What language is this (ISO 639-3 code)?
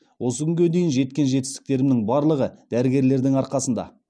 kaz